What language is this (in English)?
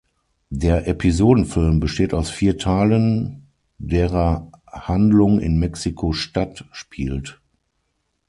German